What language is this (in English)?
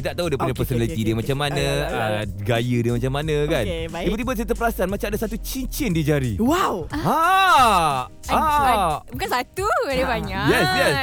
Malay